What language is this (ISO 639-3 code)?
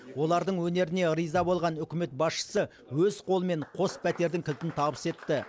kaz